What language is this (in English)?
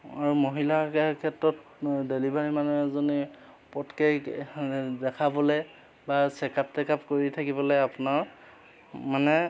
Assamese